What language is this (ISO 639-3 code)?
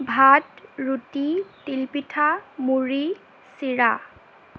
asm